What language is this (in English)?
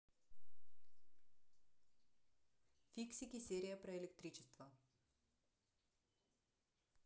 Russian